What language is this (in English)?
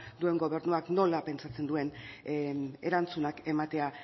Basque